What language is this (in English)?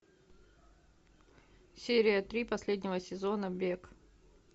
Russian